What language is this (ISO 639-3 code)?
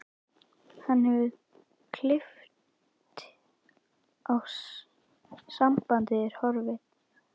isl